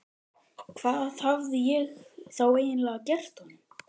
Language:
Icelandic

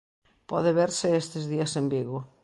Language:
Galician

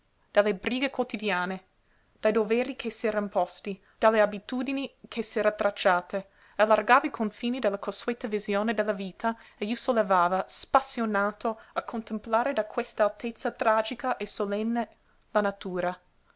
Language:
Italian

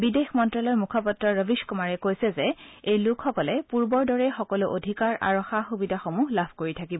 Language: Assamese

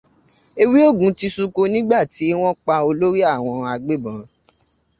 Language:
Yoruba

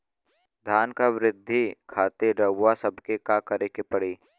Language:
Bhojpuri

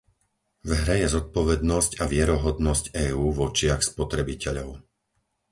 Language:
Slovak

